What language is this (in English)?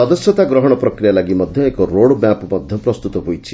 Odia